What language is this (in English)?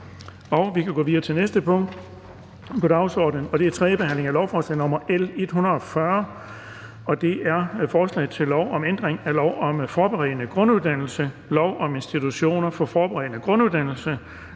Danish